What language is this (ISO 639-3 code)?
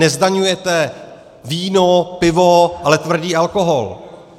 ces